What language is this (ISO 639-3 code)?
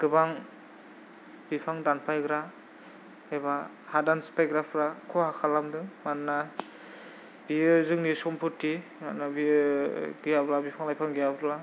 brx